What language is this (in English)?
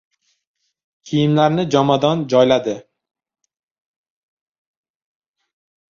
Uzbek